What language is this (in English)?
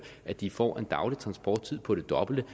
Danish